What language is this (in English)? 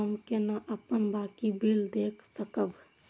Maithili